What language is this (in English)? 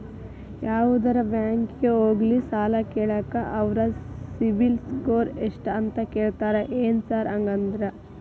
Kannada